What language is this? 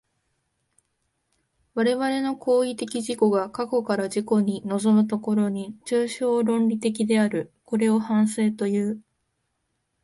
Japanese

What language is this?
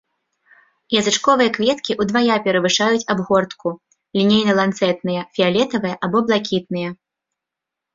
Belarusian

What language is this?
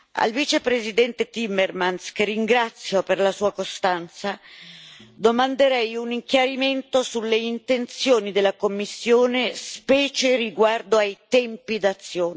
Italian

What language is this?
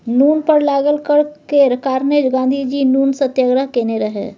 Maithili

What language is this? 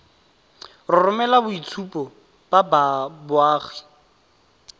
Tswana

